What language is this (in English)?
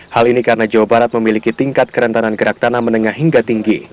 Indonesian